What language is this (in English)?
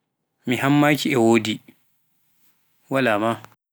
Pular